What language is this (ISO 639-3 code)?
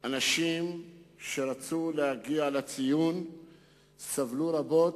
heb